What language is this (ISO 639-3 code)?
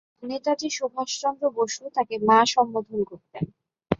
ben